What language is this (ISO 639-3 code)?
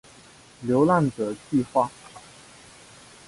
zho